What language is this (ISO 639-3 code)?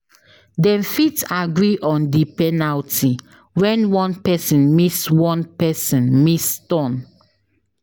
pcm